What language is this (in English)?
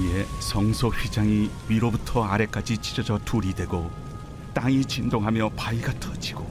Korean